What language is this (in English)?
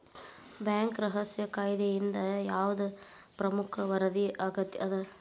Kannada